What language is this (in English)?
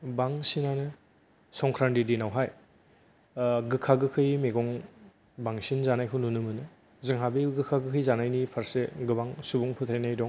Bodo